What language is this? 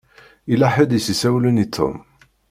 Kabyle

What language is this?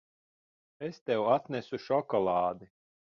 Latvian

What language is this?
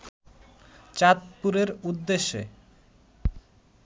Bangla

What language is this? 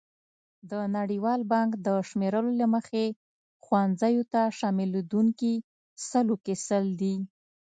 Pashto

